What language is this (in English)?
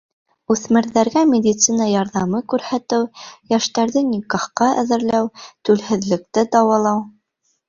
Bashkir